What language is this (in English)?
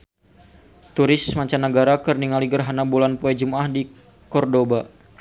Sundanese